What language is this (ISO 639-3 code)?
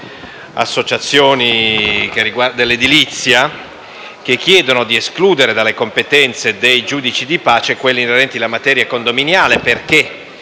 ita